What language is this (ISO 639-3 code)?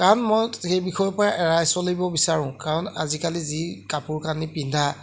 asm